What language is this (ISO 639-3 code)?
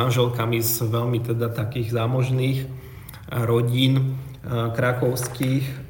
slk